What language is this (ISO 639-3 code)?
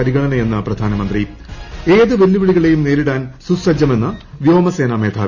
mal